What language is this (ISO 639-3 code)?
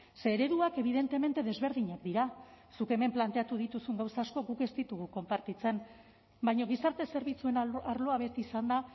eus